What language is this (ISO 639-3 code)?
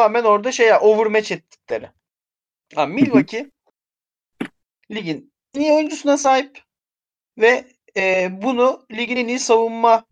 tur